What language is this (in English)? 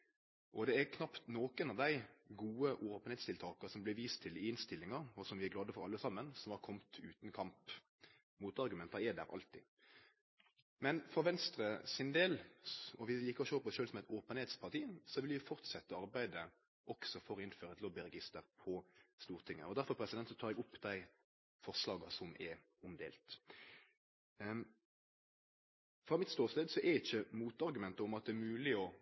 Norwegian Nynorsk